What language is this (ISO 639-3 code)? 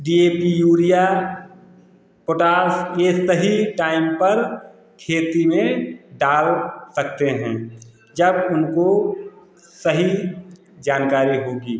hin